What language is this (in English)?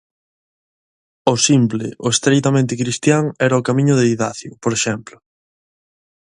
Galician